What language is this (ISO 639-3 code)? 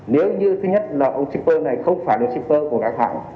vie